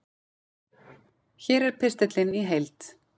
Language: Icelandic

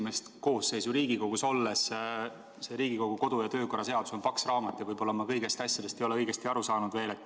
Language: Estonian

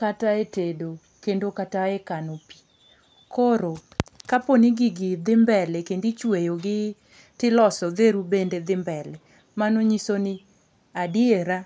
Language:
Luo (Kenya and Tanzania)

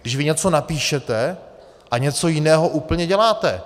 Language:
Czech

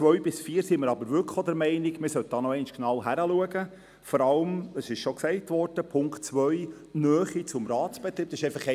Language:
Swiss German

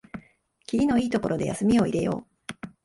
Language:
Japanese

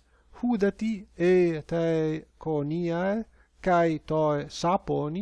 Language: Greek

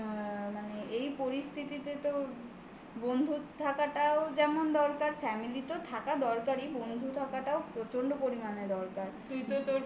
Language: Bangla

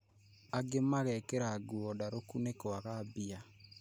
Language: Kikuyu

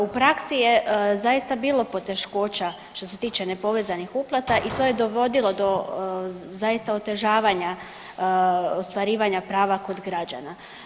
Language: Croatian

